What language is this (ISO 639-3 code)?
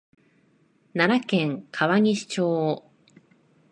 jpn